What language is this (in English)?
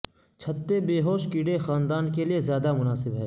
Urdu